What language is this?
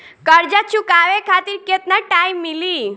Bhojpuri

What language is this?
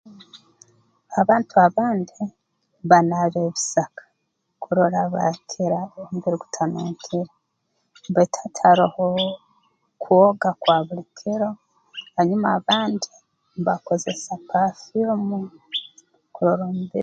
Tooro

